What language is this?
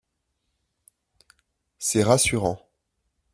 French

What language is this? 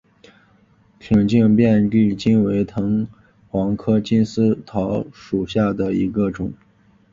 Chinese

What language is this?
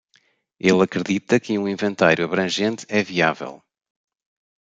Portuguese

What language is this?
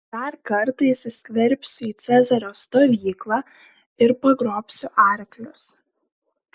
Lithuanian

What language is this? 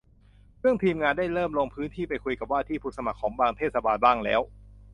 Thai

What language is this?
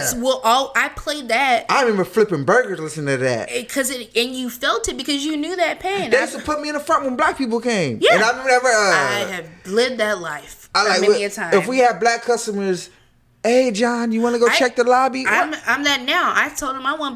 English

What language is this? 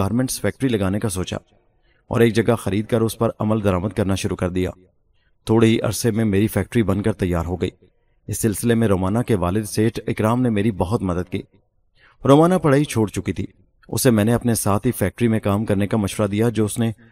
Urdu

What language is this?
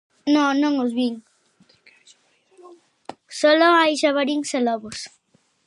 Galician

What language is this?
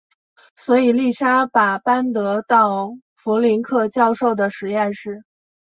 Chinese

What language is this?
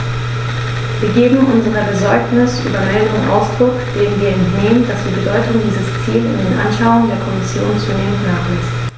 German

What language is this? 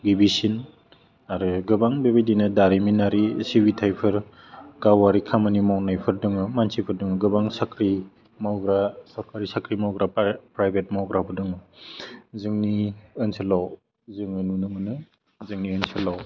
Bodo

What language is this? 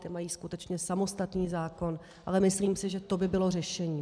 Czech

